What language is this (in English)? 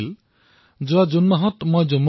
Assamese